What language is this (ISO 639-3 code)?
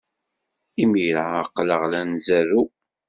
kab